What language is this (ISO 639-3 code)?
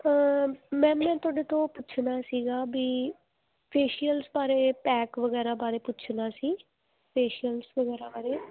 pan